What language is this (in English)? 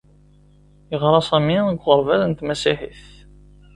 Kabyle